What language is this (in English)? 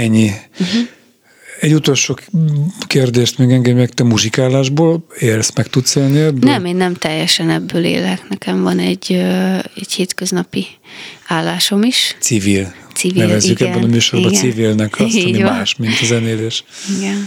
Hungarian